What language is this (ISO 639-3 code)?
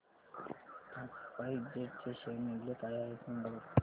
mar